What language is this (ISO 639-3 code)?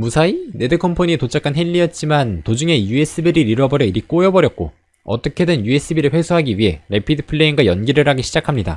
kor